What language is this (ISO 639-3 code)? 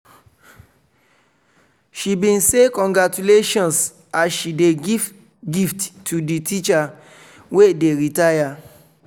pcm